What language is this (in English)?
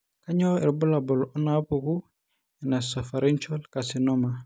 Masai